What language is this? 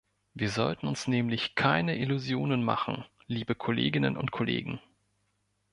German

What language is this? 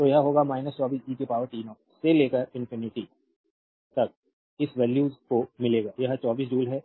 Hindi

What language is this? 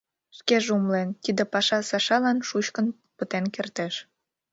Mari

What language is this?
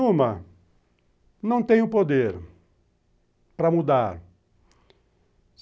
Portuguese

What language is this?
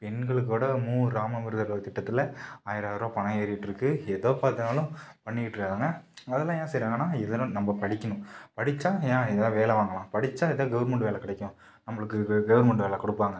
Tamil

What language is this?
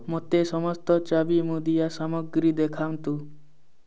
Odia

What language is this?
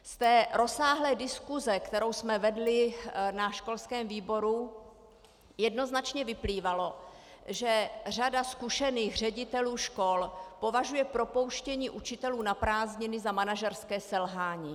Czech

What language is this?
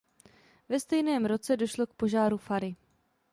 Czech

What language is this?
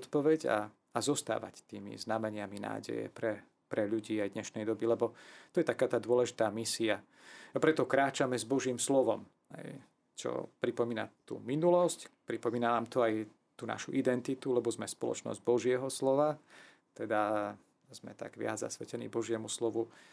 Slovak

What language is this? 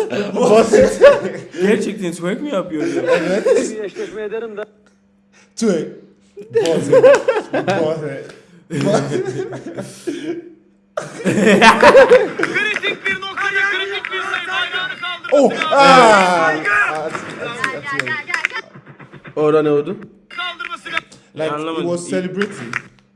Turkish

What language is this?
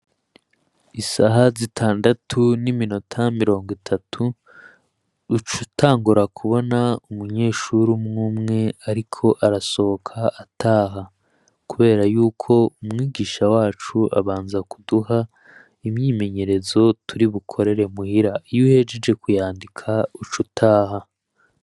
Rundi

